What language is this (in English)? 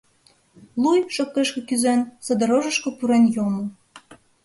Mari